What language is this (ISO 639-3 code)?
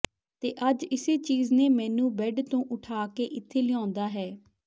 pan